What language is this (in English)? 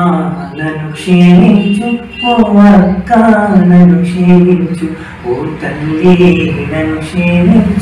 Telugu